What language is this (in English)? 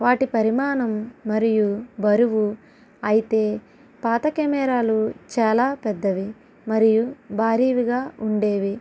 Telugu